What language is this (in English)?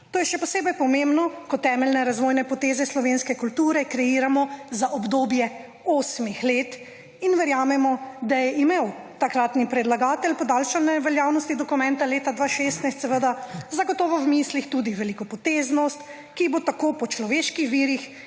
Slovenian